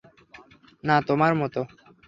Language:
Bangla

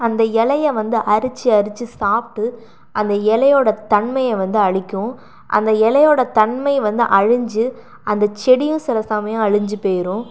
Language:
Tamil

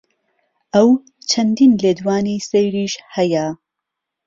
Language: Central Kurdish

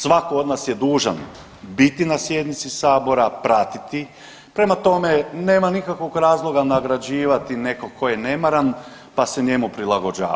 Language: Croatian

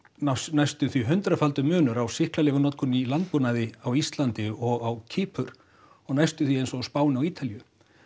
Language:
Icelandic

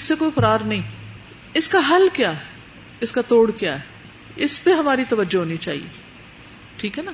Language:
Urdu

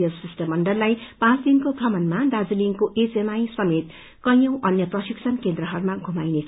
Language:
Nepali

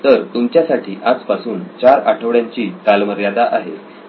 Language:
Marathi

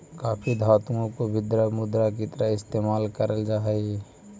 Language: Magahi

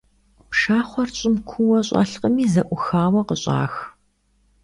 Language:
Kabardian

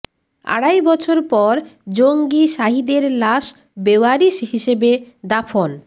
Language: Bangla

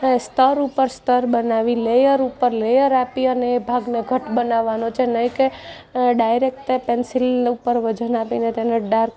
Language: Gujarati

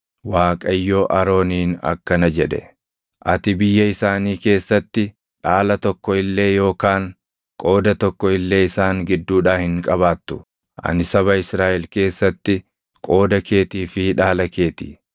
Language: Oromo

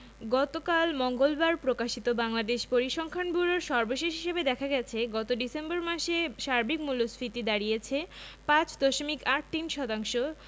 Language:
Bangla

